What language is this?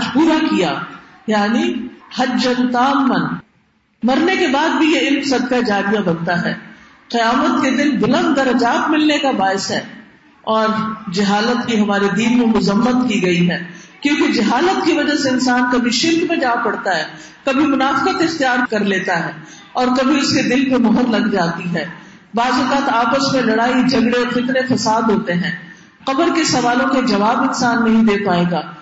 Urdu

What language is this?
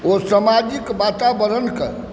Maithili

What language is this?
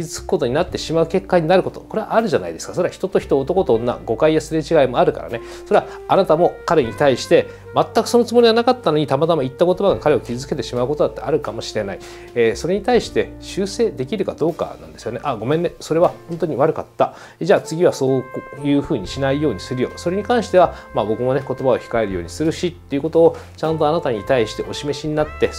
Japanese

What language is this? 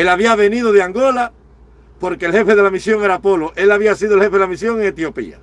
Spanish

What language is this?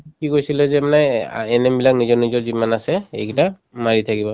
Assamese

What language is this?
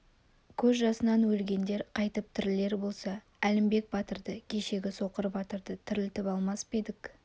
Kazakh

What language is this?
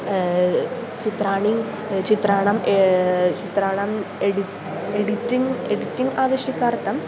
Sanskrit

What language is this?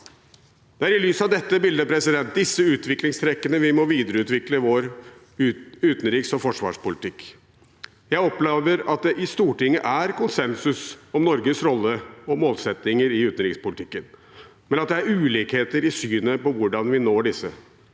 Norwegian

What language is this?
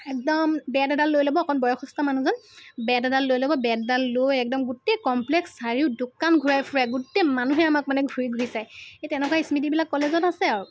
Assamese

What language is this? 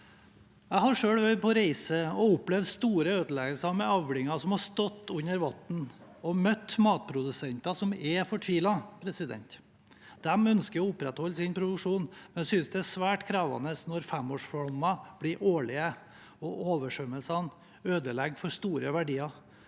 Norwegian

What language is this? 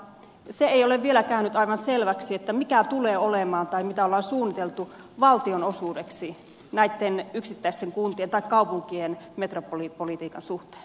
Finnish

